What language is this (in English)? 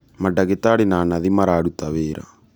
Kikuyu